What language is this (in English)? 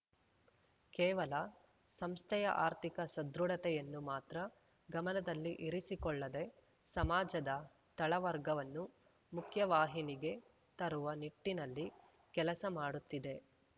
Kannada